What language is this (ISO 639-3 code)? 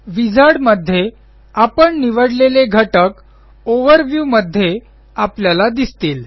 mar